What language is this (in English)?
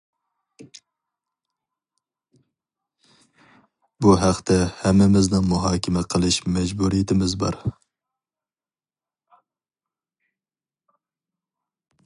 Uyghur